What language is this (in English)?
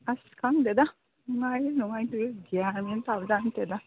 Manipuri